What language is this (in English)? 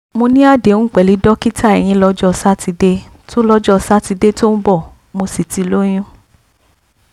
Yoruba